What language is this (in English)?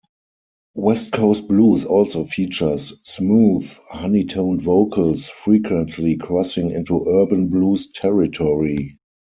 English